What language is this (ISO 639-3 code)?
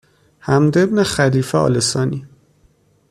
fas